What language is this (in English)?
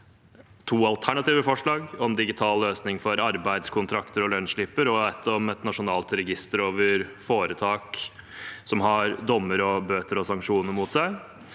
Norwegian